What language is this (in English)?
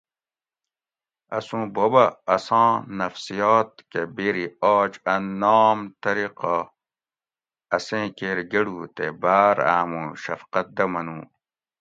Gawri